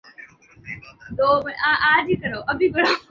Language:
Urdu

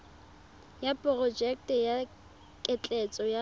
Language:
Tswana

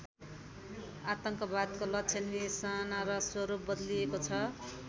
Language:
Nepali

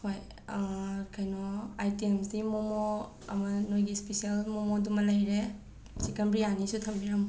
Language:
Manipuri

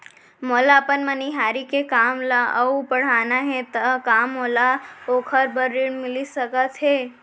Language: Chhattisgarhi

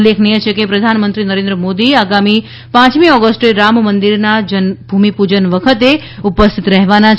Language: Gujarati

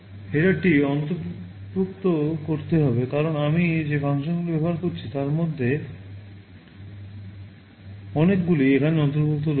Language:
Bangla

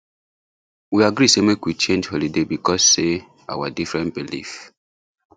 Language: Nigerian Pidgin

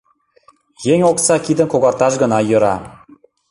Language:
Mari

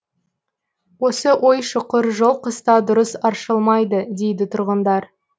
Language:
Kazakh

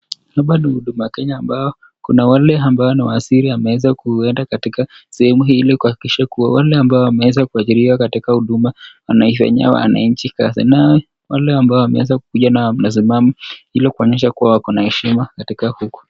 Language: Swahili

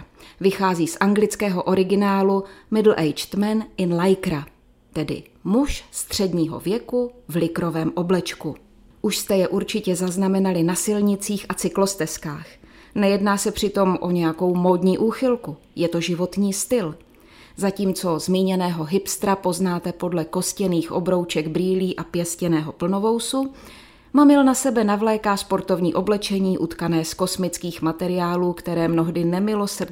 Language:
Czech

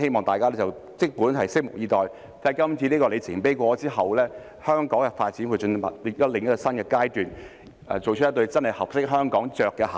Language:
Cantonese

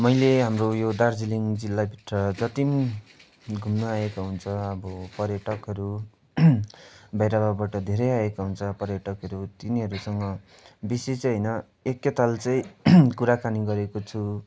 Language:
Nepali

